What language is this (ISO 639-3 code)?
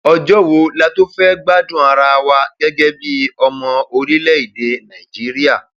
yor